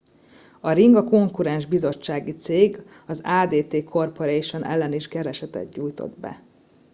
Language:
Hungarian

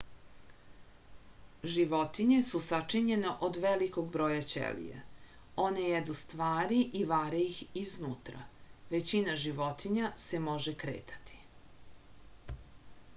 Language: Serbian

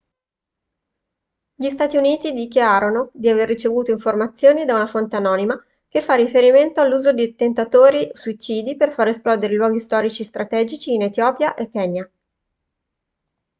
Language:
Italian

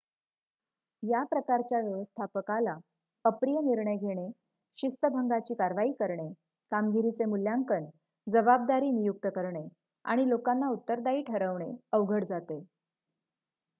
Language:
Marathi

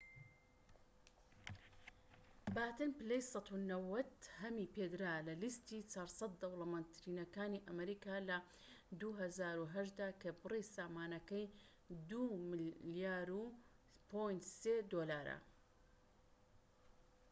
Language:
Central Kurdish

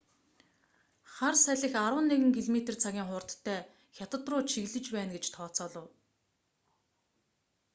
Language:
Mongolian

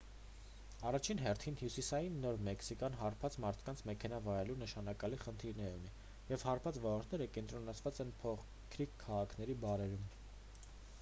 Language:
Armenian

